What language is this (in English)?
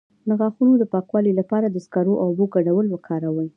Pashto